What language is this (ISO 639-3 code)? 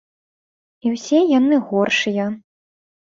bel